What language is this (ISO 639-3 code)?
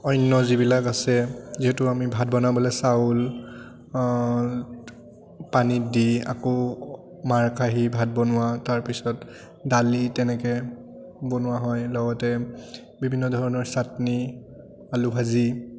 asm